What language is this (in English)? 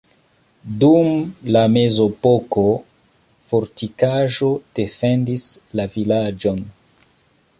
Esperanto